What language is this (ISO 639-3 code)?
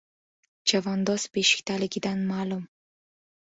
uzb